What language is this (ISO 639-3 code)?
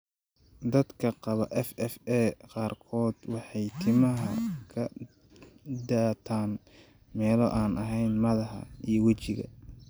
som